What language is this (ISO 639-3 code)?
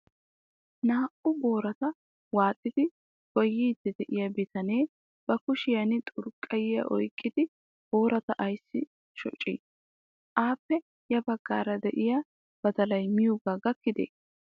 wal